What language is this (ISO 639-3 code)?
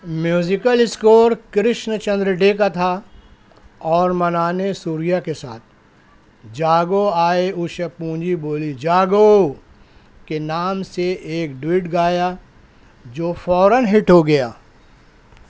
urd